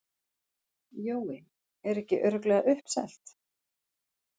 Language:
Icelandic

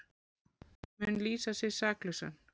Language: Icelandic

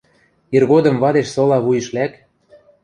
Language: Western Mari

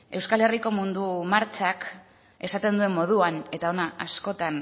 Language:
Basque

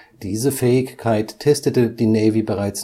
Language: German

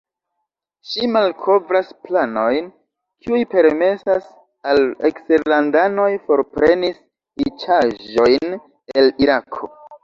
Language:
Esperanto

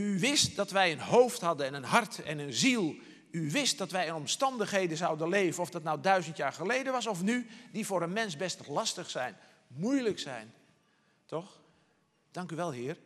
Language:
Dutch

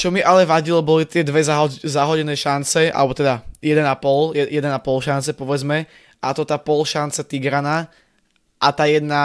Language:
Slovak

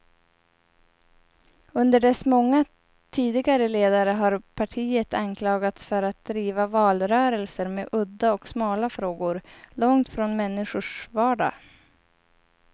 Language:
Swedish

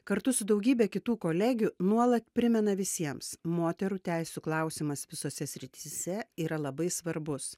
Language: Lithuanian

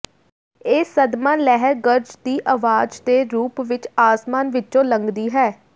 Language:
Punjabi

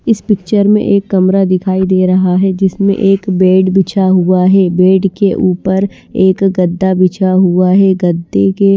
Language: Hindi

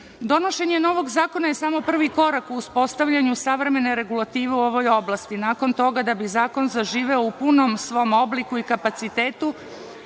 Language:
Serbian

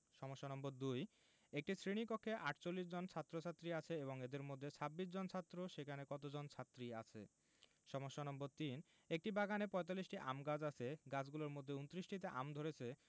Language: Bangla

